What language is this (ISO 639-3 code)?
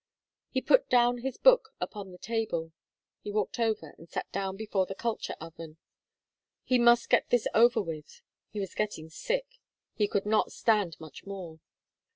eng